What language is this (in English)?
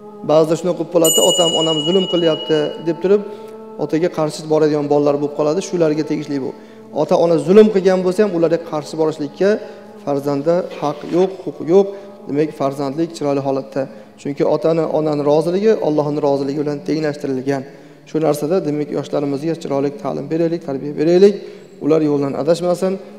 Turkish